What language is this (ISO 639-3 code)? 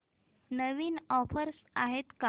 mar